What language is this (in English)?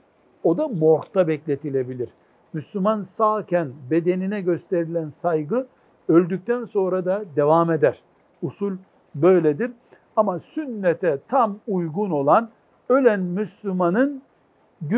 Turkish